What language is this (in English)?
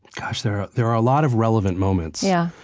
English